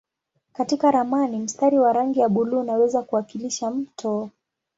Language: Swahili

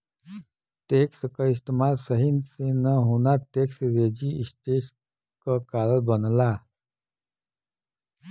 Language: Bhojpuri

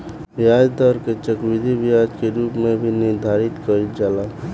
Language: Bhojpuri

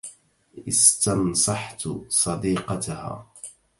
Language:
Arabic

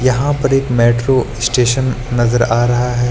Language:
Hindi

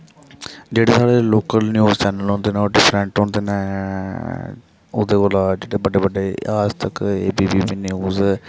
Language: Dogri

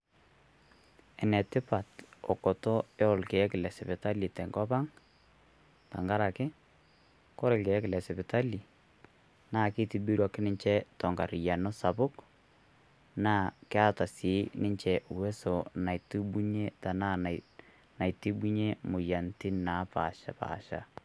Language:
Masai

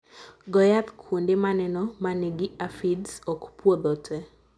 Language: Luo (Kenya and Tanzania)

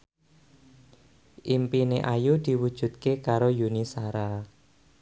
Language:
Javanese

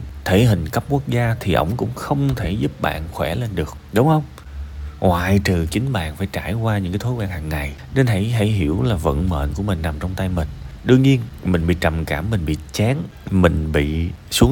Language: Vietnamese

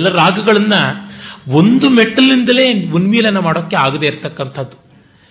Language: Kannada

